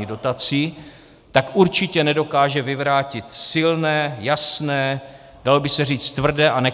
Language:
Czech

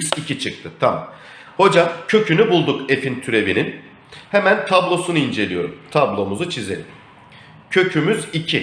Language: Turkish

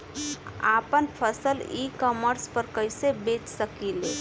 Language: Bhojpuri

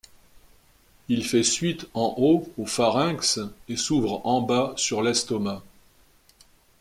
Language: French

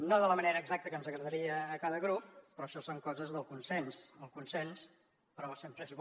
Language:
Catalan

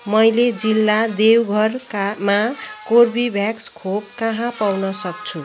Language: Nepali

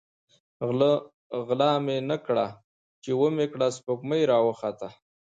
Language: Pashto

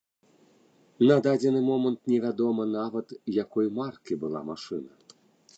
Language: Belarusian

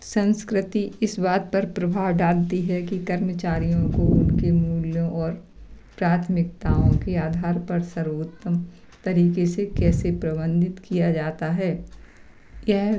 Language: Hindi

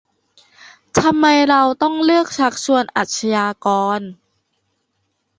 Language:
Thai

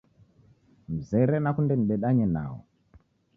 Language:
Taita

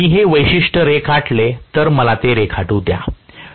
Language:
Marathi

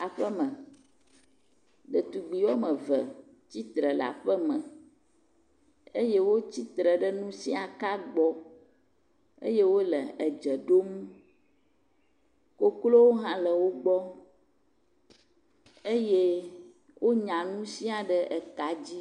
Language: Ewe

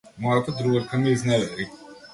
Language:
Macedonian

